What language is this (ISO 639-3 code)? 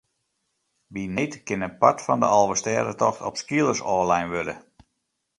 fry